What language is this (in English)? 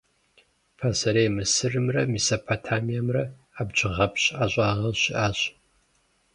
Kabardian